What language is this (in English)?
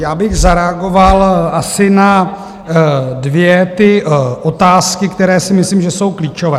Czech